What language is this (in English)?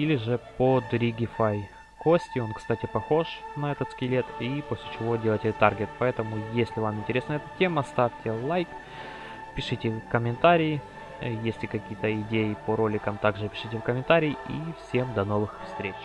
Russian